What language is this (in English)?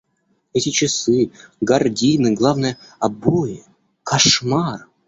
Russian